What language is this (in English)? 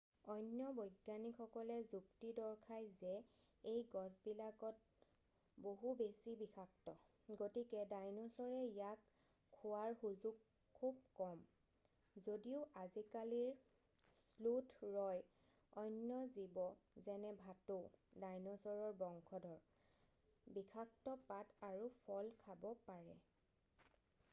Assamese